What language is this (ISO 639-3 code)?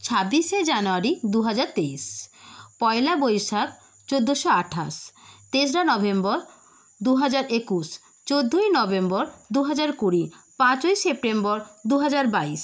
ben